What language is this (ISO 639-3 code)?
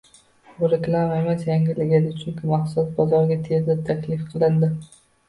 uzb